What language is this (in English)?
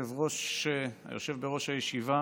Hebrew